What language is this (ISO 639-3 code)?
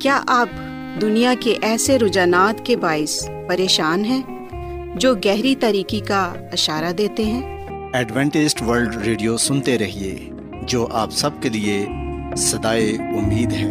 urd